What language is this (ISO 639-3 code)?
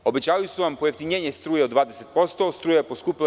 srp